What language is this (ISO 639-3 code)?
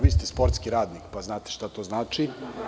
srp